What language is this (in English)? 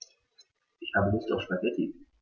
German